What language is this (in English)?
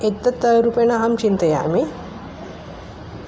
Sanskrit